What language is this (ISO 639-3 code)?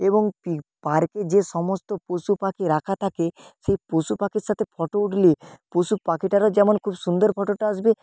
ben